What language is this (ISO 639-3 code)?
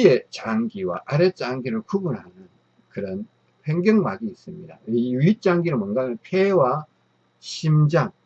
kor